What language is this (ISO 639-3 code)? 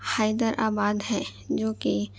urd